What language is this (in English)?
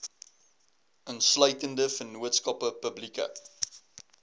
Afrikaans